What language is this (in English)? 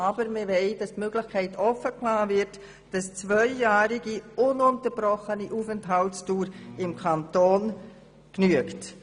Swiss German